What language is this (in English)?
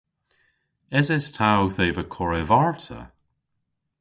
Cornish